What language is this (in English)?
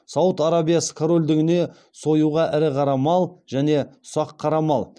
Kazakh